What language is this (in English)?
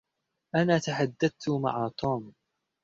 Arabic